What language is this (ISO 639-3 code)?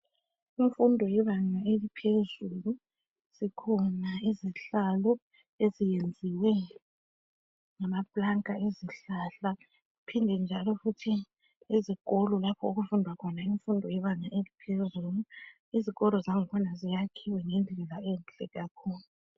nde